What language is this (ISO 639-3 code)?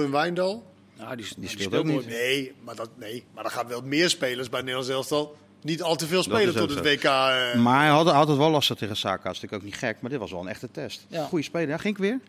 nld